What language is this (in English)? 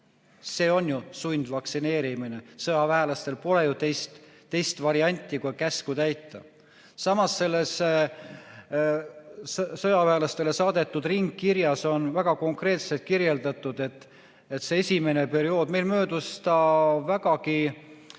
Estonian